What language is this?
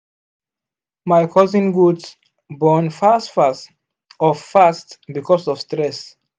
Nigerian Pidgin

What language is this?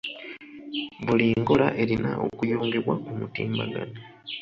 Ganda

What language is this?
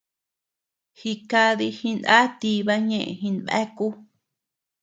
Tepeuxila Cuicatec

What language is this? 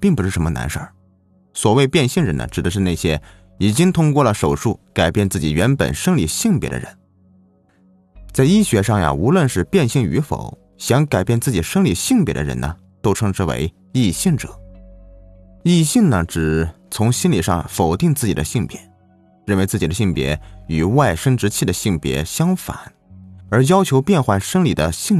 Chinese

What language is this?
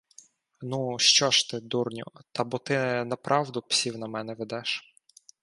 Ukrainian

